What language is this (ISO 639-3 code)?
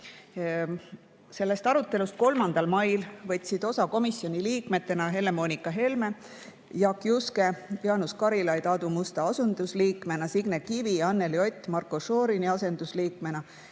est